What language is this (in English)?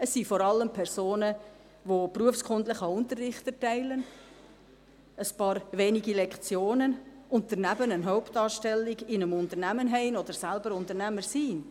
Swiss German